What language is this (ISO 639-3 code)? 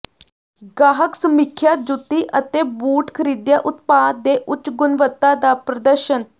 pan